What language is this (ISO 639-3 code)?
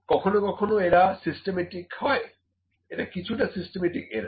ben